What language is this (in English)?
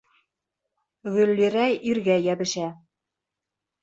Bashkir